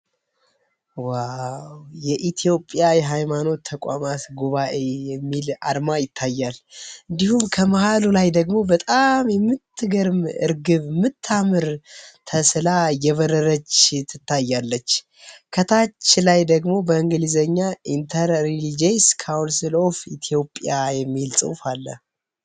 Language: Amharic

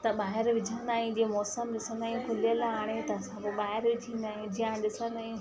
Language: Sindhi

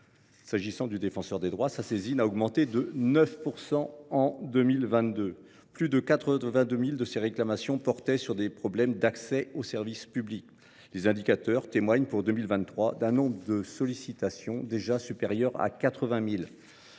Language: French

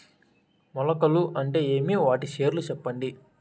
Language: Telugu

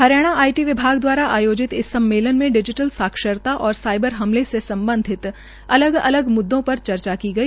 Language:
Hindi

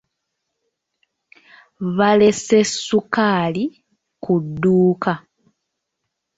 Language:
Ganda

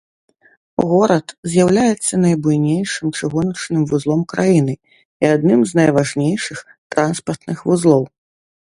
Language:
Belarusian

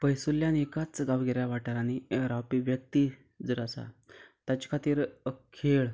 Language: Konkani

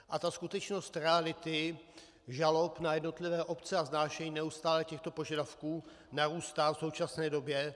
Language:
Czech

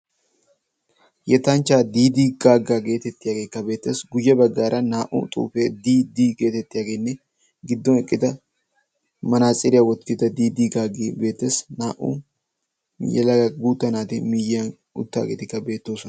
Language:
Wolaytta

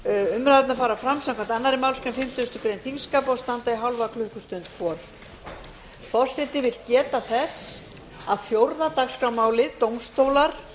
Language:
Icelandic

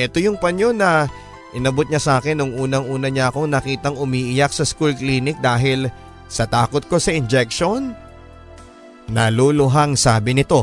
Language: Filipino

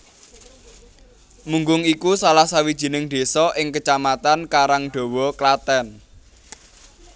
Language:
Javanese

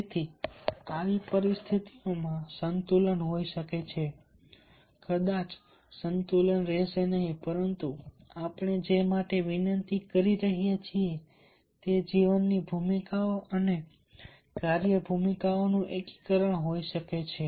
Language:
Gujarati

